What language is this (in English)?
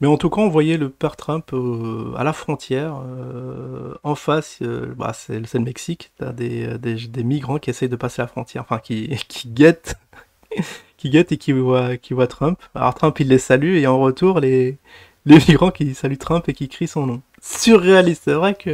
French